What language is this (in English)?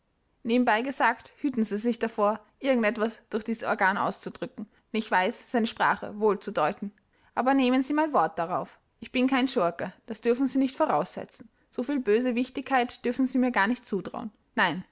German